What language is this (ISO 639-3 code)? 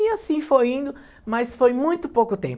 por